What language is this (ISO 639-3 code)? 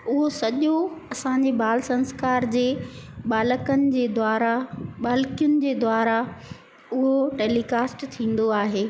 snd